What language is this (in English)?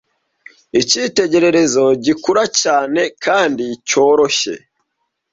Kinyarwanda